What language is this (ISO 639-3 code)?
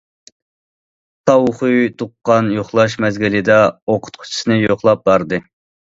uig